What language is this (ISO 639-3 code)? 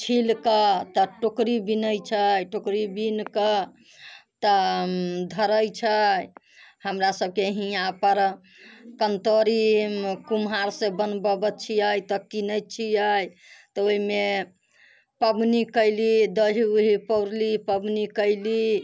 mai